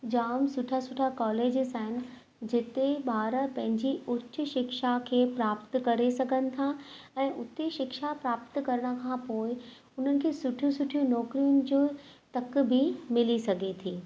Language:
Sindhi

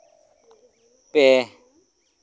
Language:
Santali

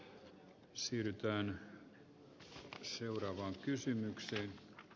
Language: Finnish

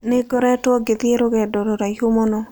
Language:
Kikuyu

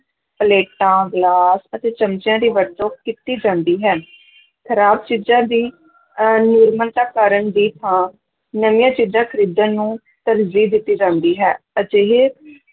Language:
Punjabi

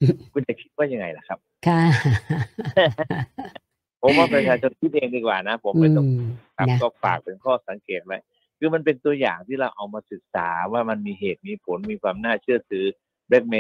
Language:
Thai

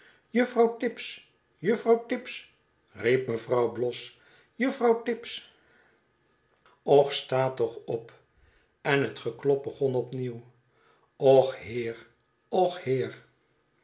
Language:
Dutch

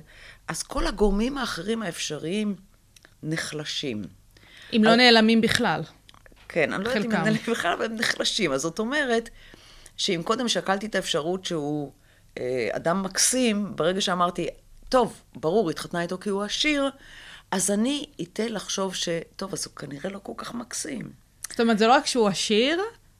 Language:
Hebrew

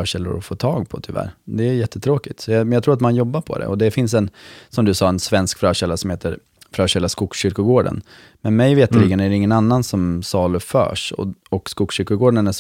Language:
Swedish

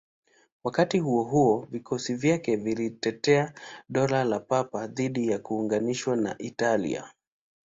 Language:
Swahili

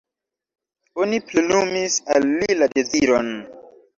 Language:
Esperanto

